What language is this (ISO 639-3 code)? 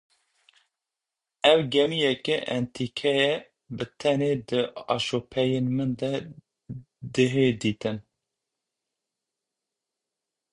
kur